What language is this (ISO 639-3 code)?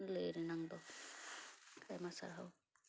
sat